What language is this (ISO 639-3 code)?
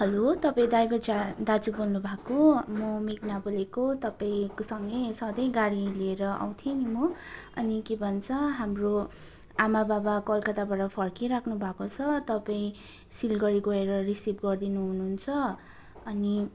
nep